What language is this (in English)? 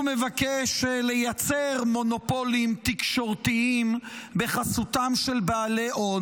Hebrew